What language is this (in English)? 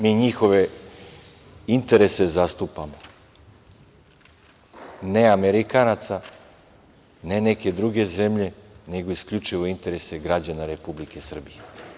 Serbian